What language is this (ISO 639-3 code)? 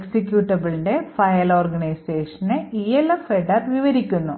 mal